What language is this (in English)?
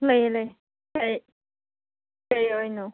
Manipuri